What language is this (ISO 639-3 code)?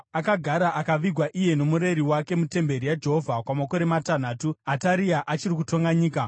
sna